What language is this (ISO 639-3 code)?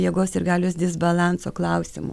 lit